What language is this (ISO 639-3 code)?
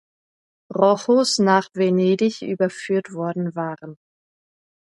deu